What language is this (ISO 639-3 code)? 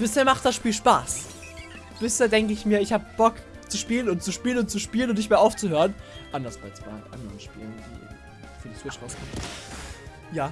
deu